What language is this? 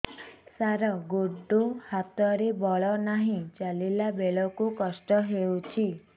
Odia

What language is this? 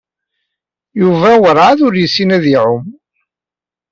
Kabyle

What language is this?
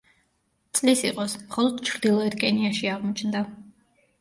Georgian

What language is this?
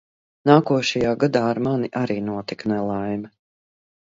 Latvian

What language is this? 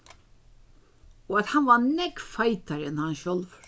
Faroese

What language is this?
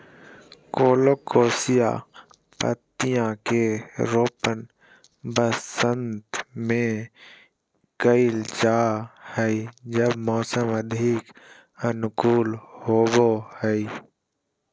Magahi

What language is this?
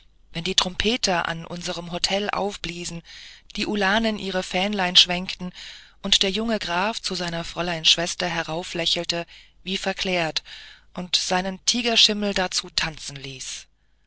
German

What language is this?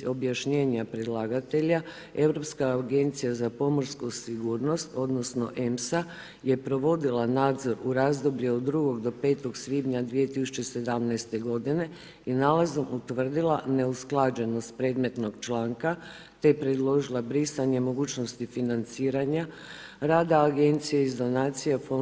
Croatian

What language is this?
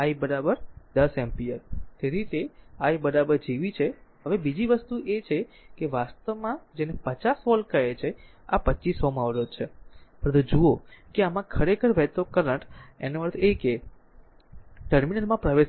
Gujarati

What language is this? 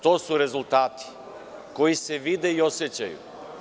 Serbian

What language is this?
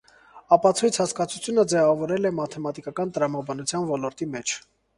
Armenian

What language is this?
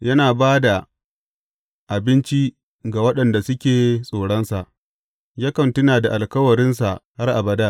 Hausa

